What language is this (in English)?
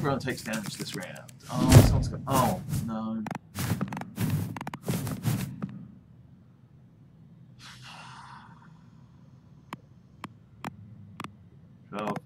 English